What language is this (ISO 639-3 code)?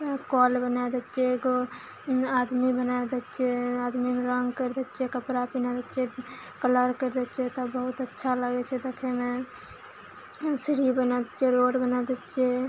mai